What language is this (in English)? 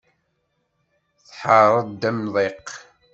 Kabyle